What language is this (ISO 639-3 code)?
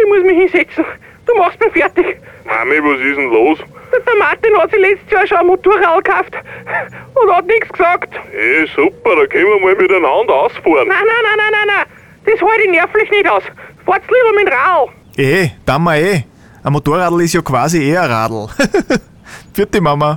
deu